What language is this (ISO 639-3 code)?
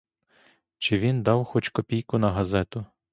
ukr